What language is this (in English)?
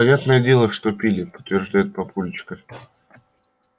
Russian